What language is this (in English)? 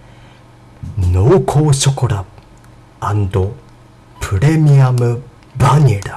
Japanese